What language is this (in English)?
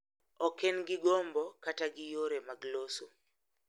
Luo (Kenya and Tanzania)